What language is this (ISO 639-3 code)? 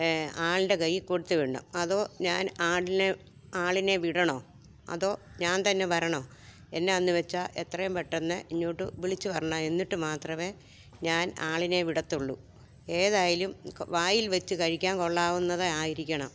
mal